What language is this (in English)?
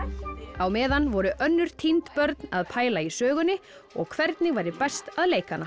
Icelandic